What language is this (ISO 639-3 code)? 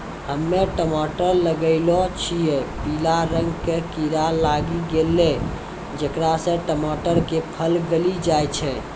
mai